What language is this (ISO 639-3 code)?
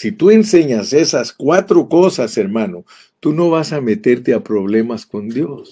spa